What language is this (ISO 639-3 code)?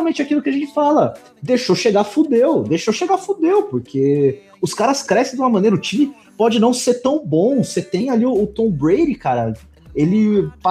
por